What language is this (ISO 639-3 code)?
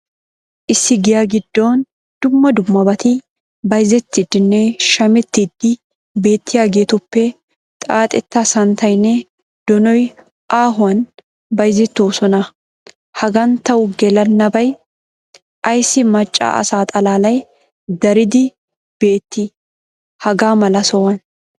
wal